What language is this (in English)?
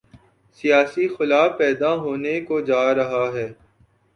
Urdu